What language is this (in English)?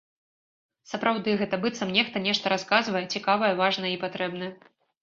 Belarusian